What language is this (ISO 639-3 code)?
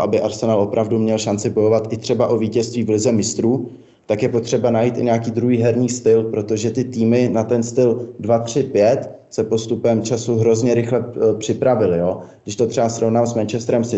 ces